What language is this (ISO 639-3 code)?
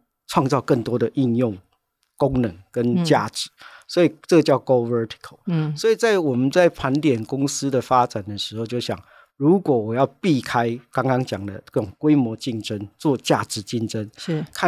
zho